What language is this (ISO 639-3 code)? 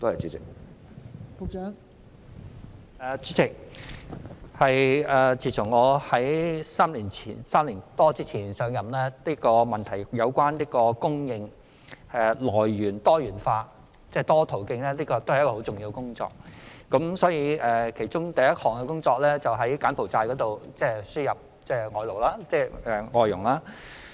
yue